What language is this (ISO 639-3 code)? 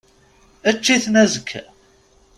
kab